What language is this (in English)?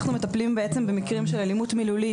Hebrew